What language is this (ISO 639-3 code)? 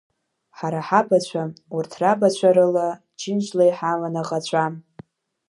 abk